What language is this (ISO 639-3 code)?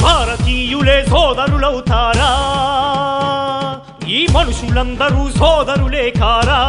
tel